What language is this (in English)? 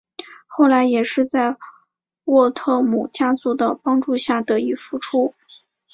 Chinese